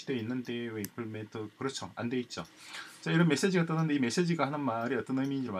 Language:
Korean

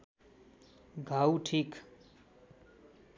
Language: Nepali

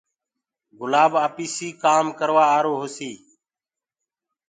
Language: Gurgula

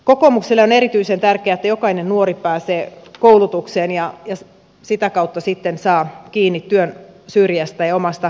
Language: Finnish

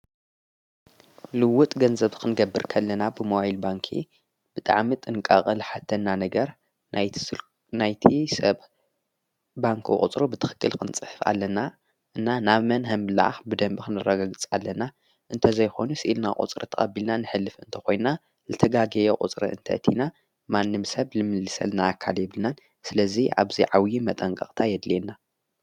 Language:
Tigrinya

